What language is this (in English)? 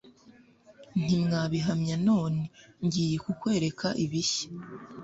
Kinyarwanda